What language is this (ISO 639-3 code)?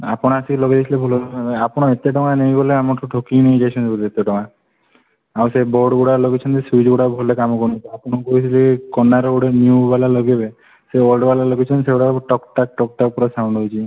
ori